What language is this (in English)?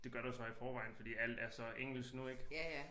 Danish